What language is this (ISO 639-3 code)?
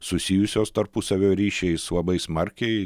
lit